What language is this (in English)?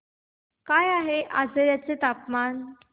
Marathi